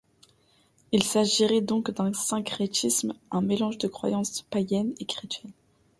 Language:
French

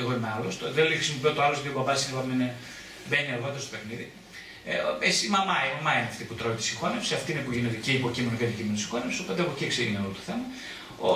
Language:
Greek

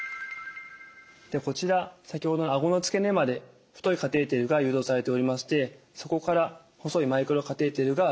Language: Japanese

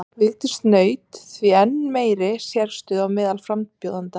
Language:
Icelandic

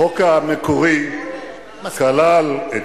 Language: Hebrew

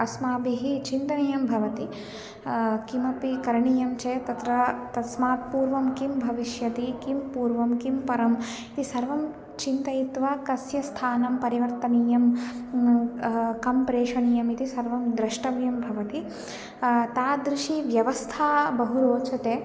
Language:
Sanskrit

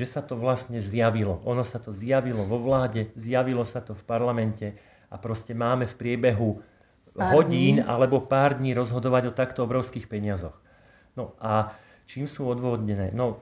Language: Slovak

